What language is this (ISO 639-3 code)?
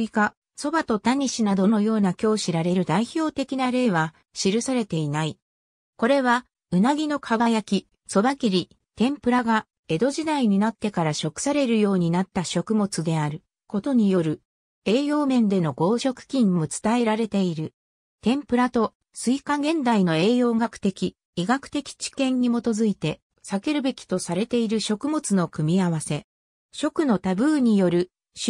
jpn